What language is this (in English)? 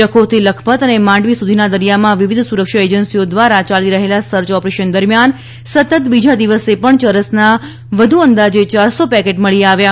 Gujarati